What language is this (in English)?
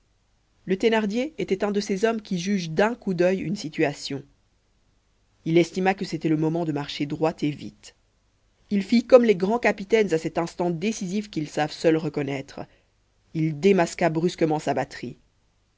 French